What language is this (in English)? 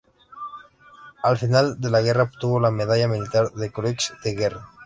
Spanish